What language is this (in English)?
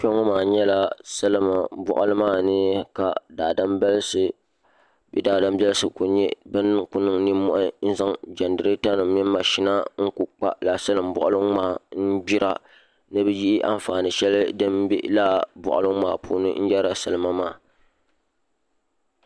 Dagbani